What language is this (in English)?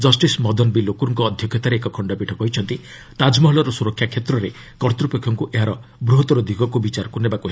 Odia